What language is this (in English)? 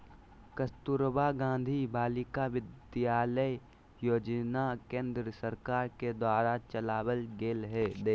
Magahi